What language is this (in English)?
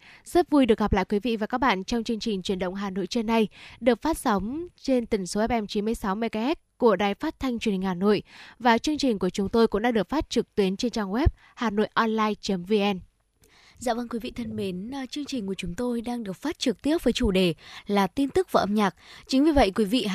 Vietnamese